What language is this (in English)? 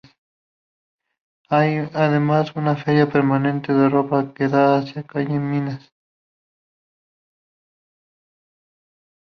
Spanish